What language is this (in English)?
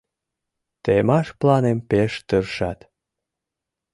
Mari